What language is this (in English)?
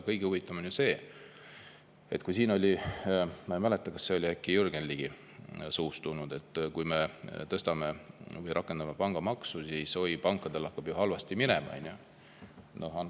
Estonian